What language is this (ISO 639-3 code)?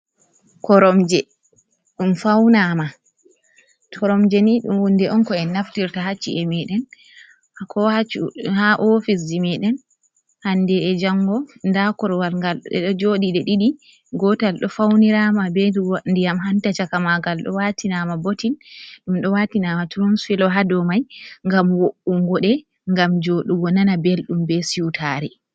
ful